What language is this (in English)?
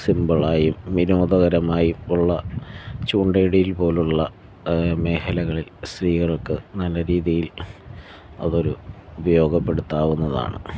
Malayalam